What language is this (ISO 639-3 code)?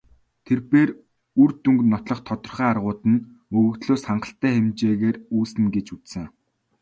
mon